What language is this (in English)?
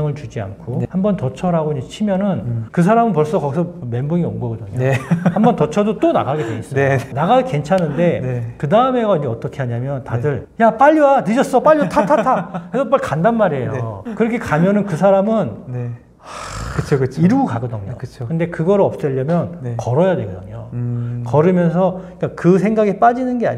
Korean